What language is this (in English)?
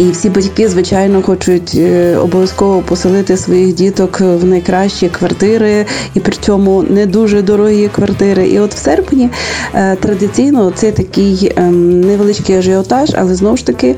Ukrainian